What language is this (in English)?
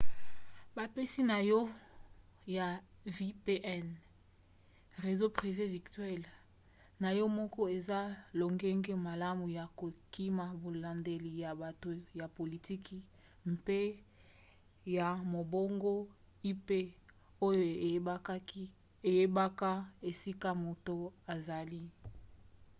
Lingala